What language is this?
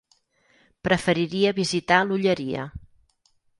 Catalan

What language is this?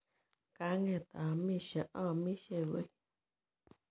Kalenjin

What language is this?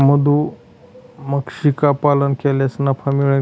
Marathi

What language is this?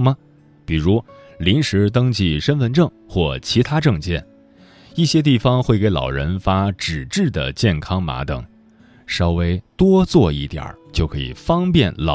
Chinese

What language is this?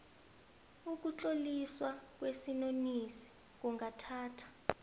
South Ndebele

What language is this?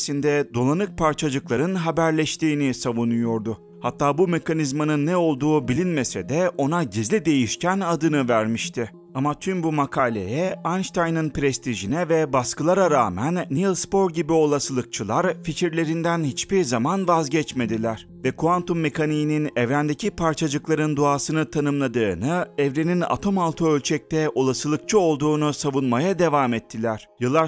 Turkish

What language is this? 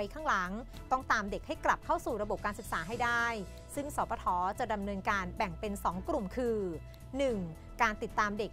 Thai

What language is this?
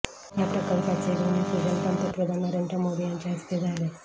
Marathi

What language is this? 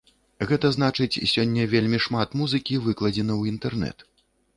Belarusian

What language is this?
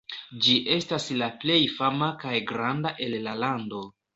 Esperanto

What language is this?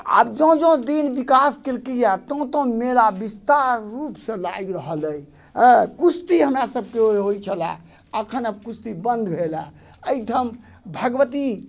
Maithili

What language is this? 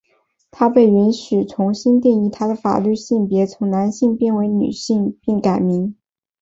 Chinese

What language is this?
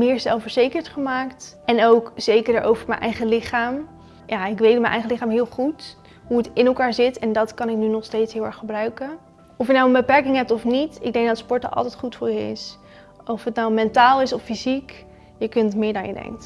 Dutch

